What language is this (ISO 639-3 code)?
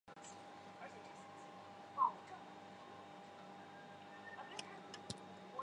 zho